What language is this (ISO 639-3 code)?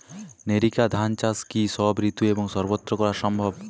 ben